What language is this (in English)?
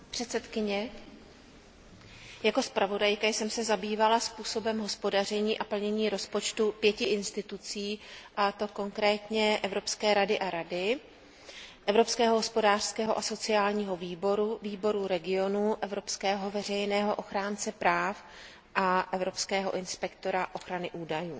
Czech